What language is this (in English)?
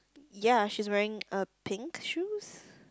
English